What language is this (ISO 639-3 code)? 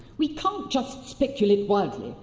eng